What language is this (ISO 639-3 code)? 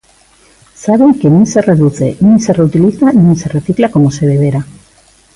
glg